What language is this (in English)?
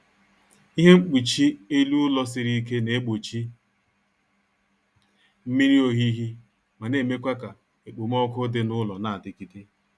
Igbo